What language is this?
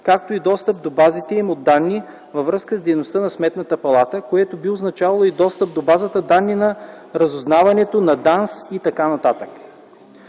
Bulgarian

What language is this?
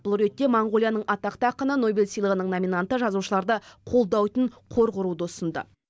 Kazakh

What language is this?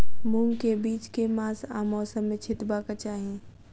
Maithili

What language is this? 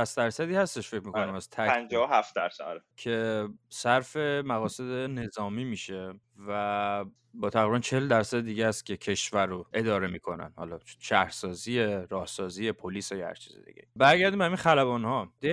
Persian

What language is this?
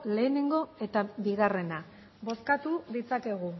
Basque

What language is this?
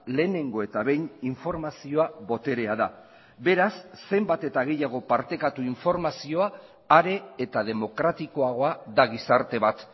Basque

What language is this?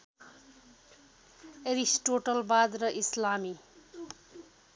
Nepali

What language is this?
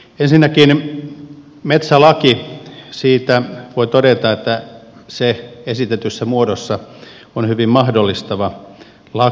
Finnish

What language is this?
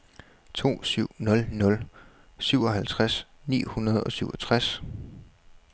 Danish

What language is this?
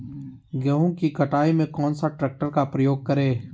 Magahi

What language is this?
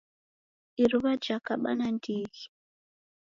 Taita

